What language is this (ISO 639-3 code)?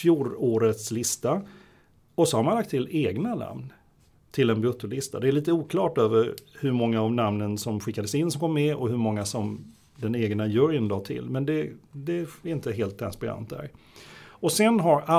swe